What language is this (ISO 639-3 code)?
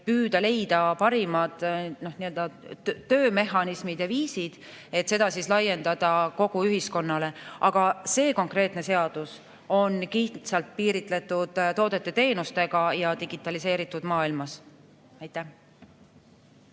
est